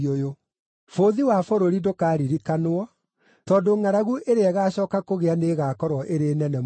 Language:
Kikuyu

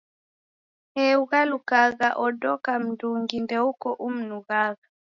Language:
Taita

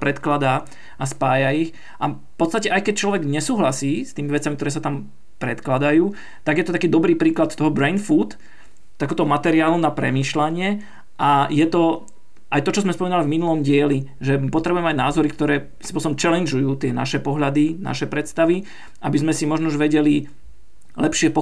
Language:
Slovak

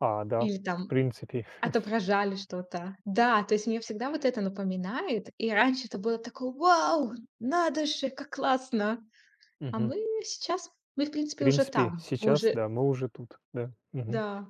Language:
Russian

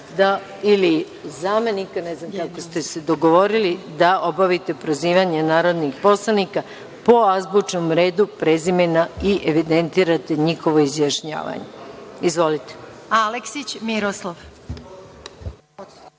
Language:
Serbian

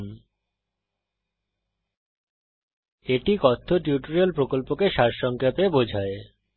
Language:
Bangla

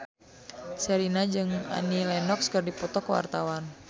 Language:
Sundanese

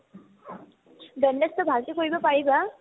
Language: Assamese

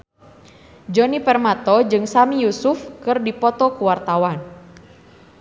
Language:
Sundanese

